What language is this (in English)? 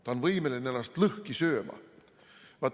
Estonian